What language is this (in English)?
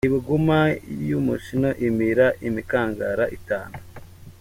Kinyarwanda